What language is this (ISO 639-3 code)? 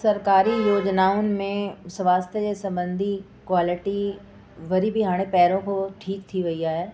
snd